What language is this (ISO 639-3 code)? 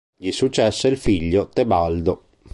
ita